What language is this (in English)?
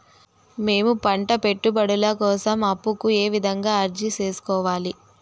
Telugu